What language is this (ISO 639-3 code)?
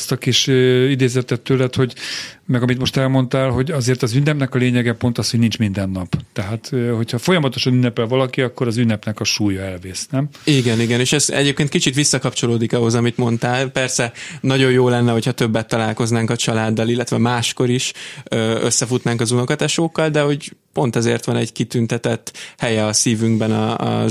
hun